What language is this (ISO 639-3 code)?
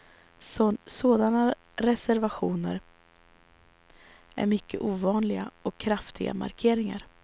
swe